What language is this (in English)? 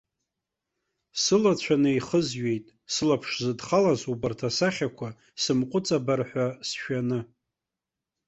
Abkhazian